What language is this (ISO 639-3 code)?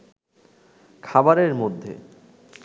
ben